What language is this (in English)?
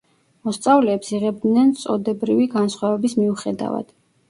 Georgian